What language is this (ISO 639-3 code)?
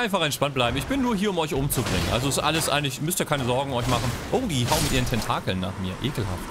deu